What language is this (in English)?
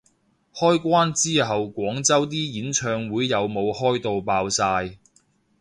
Cantonese